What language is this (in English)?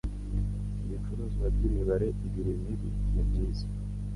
Kinyarwanda